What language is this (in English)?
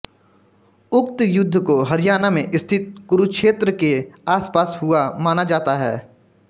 Hindi